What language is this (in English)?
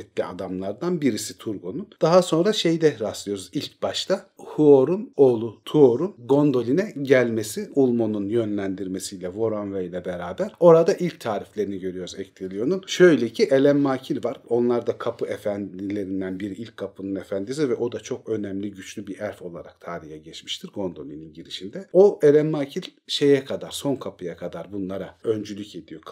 Turkish